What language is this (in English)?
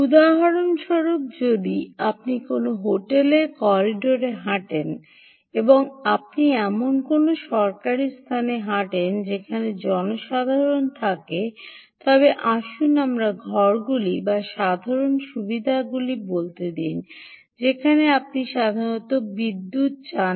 Bangla